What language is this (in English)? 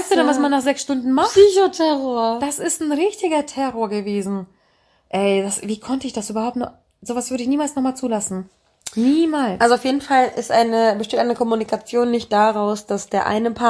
German